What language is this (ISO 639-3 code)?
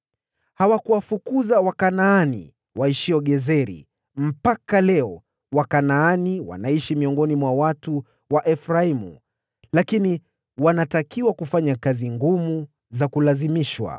swa